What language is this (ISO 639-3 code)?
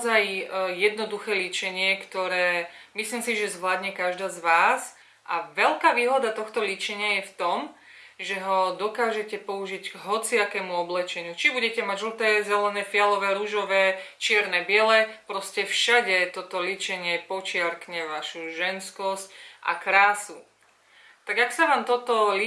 eng